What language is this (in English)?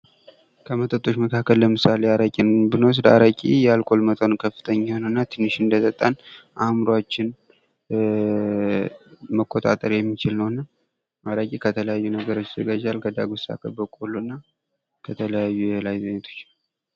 Amharic